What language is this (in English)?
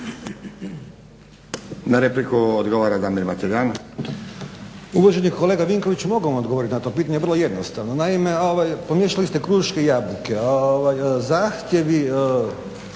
Croatian